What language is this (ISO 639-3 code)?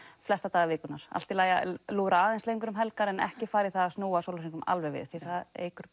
isl